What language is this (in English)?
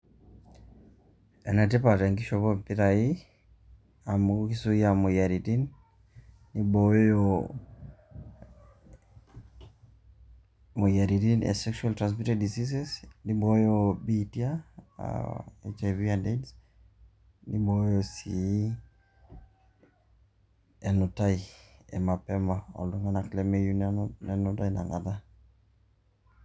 Masai